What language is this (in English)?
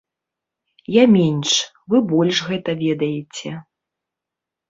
Belarusian